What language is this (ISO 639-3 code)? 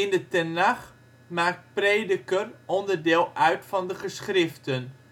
nld